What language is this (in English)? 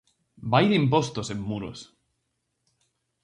Galician